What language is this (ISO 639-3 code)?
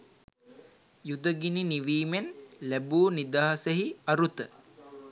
sin